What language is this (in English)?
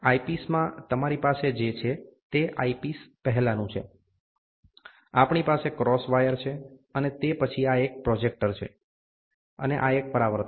Gujarati